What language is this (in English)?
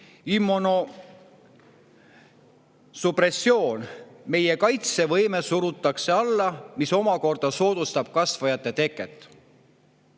Estonian